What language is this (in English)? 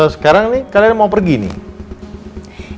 Indonesian